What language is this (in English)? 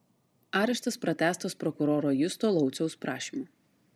Lithuanian